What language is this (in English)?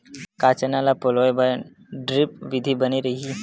Chhattisgarhi